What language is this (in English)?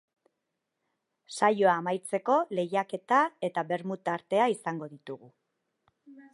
Basque